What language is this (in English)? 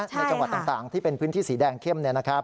Thai